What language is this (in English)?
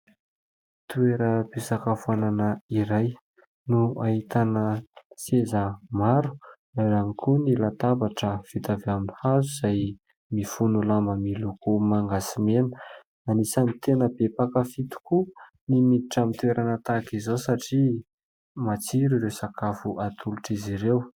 Malagasy